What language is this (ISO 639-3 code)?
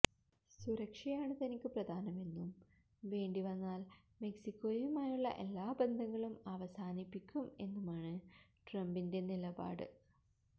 mal